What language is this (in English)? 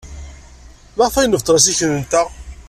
Kabyle